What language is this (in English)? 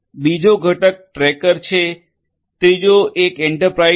Gujarati